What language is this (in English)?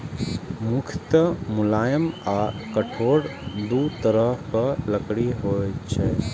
Maithili